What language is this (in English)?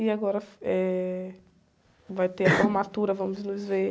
Portuguese